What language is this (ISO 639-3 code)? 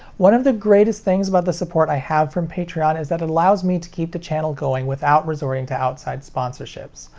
eng